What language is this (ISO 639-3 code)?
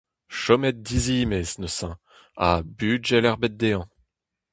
bre